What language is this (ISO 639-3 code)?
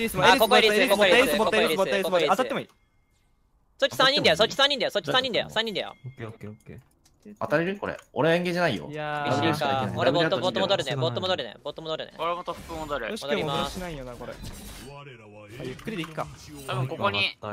jpn